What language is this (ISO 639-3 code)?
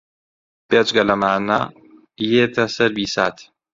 ckb